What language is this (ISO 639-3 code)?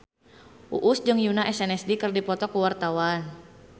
sun